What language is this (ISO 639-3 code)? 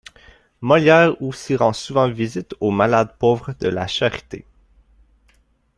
fra